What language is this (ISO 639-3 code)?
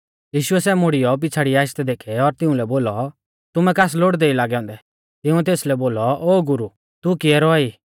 bfz